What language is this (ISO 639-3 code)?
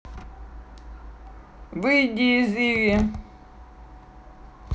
rus